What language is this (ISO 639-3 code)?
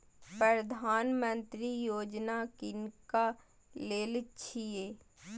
mai